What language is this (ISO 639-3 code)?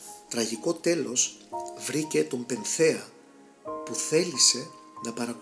ell